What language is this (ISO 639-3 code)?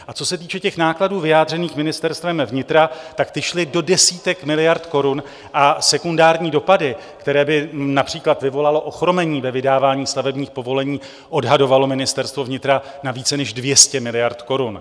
ces